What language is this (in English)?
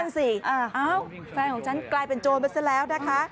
Thai